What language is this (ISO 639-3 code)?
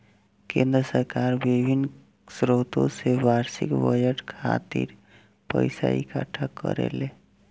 bho